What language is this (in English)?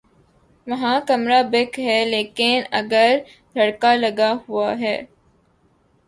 Urdu